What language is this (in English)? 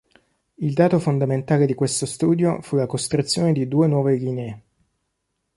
Italian